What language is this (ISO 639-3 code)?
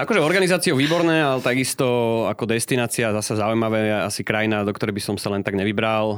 slk